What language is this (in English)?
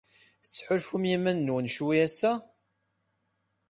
Kabyle